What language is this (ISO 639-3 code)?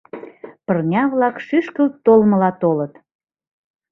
chm